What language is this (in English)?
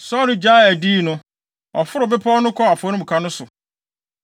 Akan